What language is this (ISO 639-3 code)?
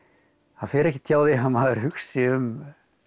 isl